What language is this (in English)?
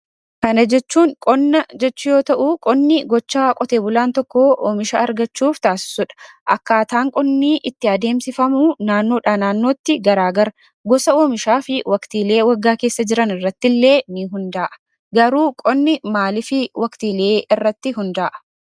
Oromo